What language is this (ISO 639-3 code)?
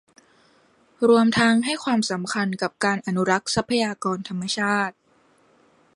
tha